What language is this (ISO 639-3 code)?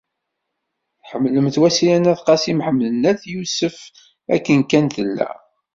kab